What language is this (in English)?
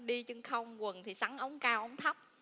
Vietnamese